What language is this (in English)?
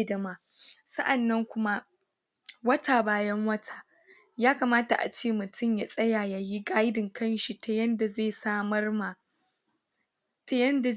Hausa